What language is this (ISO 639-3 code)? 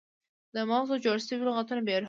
pus